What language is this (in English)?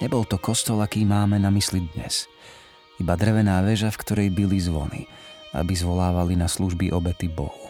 Slovak